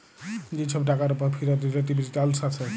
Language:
Bangla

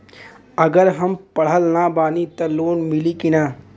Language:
Bhojpuri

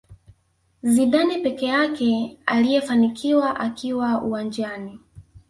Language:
Swahili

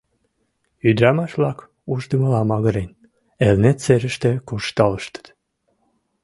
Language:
Mari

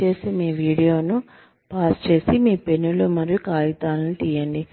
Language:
Telugu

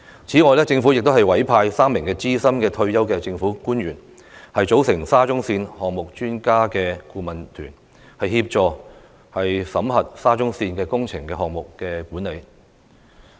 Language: Cantonese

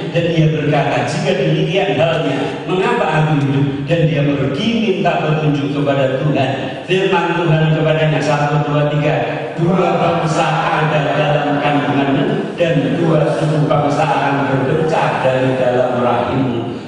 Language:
Indonesian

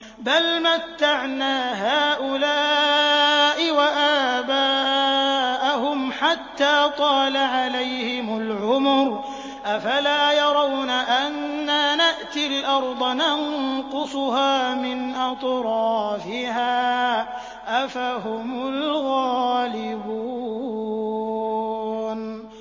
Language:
Arabic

